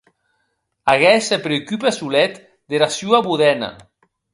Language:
Occitan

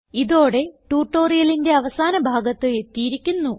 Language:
Malayalam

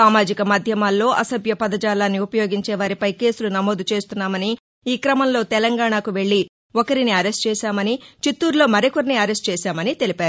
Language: Telugu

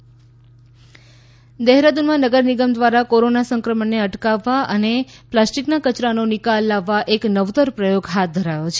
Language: Gujarati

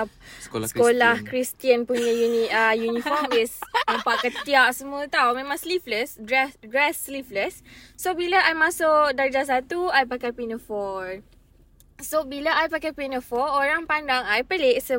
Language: Malay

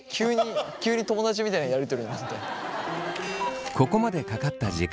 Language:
Japanese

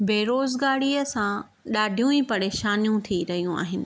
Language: Sindhi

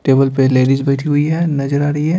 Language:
Hindi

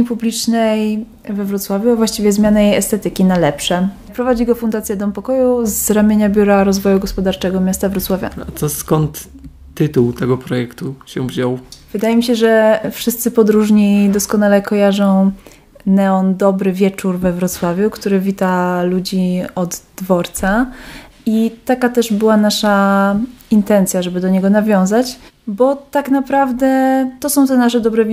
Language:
Polish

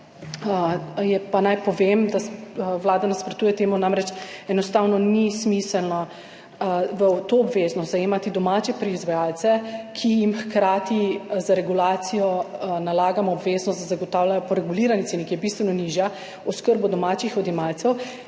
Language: Slovenian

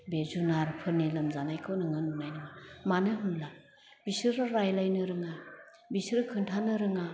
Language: Bodo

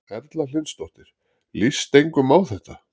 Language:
Icelandic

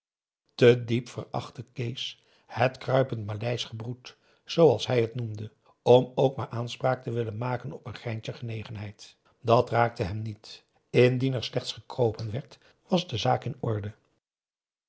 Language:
Dutch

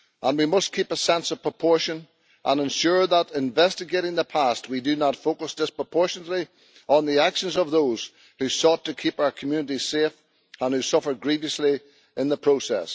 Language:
English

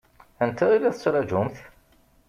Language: Kabyle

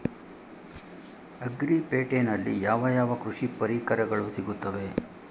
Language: Kannada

